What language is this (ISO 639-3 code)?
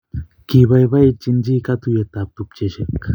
kln